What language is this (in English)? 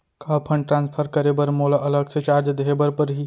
Chhattisgarhi